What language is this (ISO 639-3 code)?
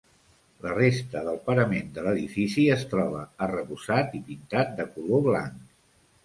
cat